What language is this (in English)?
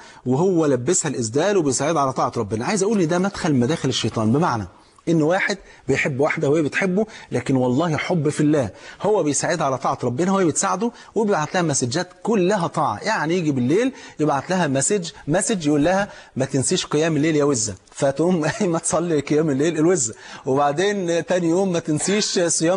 Arabic